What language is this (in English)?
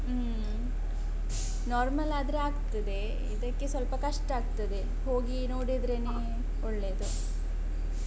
Kannada